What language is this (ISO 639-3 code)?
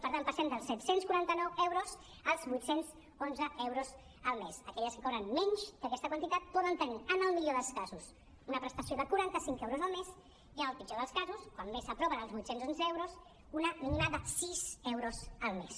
cat